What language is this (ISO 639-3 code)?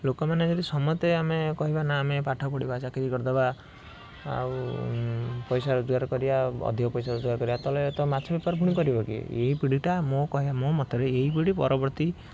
ori